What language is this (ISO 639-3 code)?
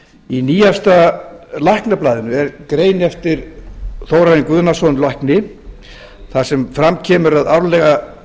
isl